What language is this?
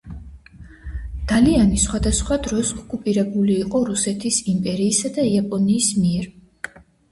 Georgian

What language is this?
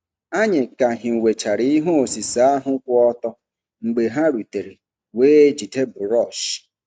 Igbo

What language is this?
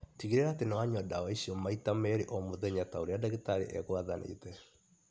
Kikuyu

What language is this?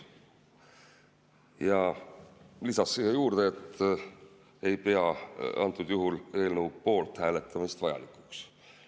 Estonian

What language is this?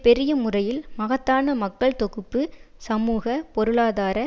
Tamil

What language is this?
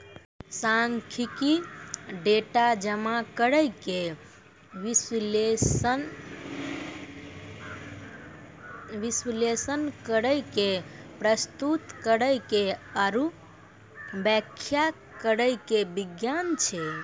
Maithili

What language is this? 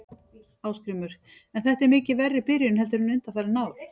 Icelandic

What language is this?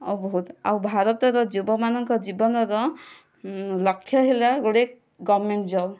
Odia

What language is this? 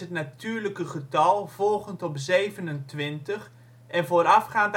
Dutch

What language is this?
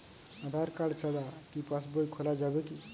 Bangla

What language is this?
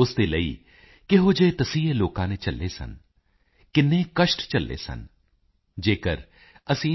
Punjabi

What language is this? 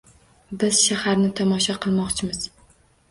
Uzbek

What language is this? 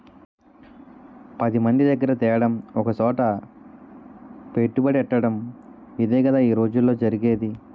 Telugu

